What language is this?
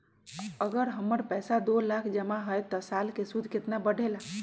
Magahi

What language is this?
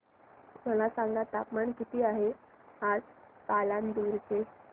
Marathi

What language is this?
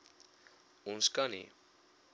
Afrikaans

